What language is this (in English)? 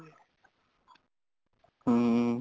Punjabi